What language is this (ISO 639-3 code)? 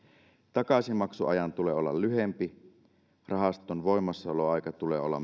fin